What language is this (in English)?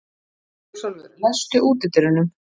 Icelandic